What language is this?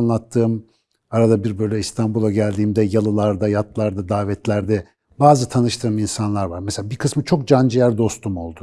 Turkish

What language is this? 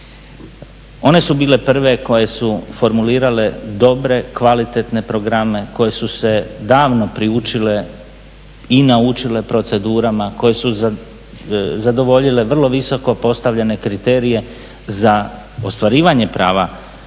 Croatian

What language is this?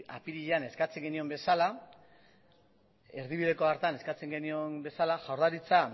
Basque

